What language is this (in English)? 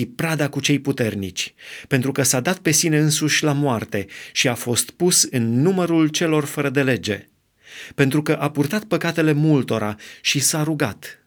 Romanian